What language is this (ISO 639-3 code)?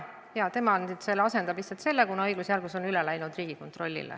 est